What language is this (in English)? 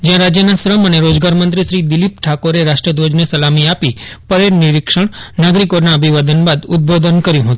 Gujarati